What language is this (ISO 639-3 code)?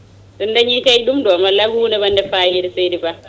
ful